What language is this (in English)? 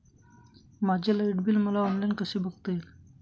Marathi